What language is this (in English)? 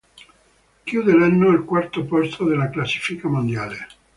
Italian